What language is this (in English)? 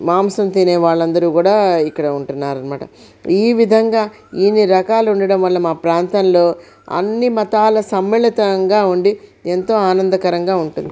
Telugu